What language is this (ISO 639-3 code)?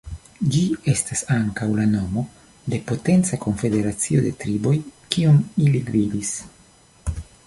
epo